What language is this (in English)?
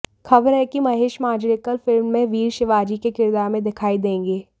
Hindi